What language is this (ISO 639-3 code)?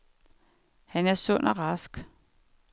dan